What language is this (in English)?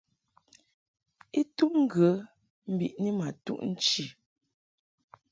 Mungaka